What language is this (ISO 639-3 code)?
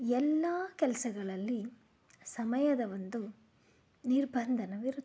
kan